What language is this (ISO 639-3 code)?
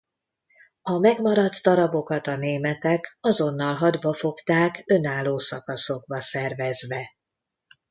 hun